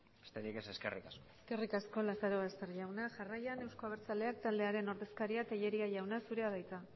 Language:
Basque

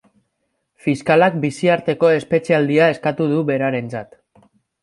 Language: Basque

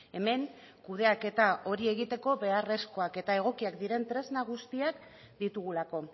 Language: Basque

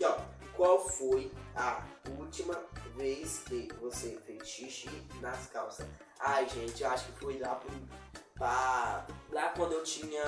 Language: Portuguese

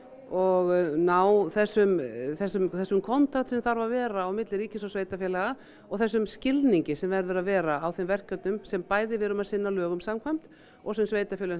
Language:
Icelandic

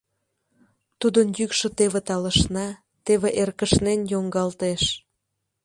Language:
Mari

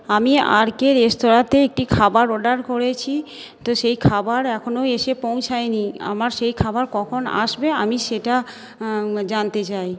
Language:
Bangla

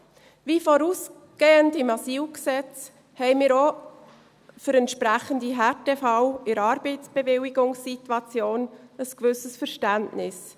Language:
Swiss German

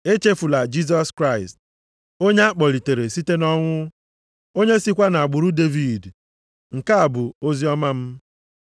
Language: Igbo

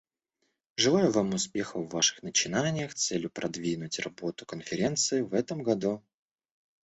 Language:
Russian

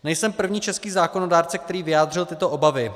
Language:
Czech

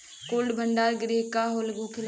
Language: Bhojpuri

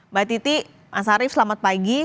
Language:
Indonesian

